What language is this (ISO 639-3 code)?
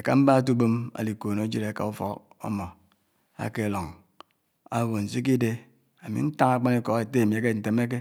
anw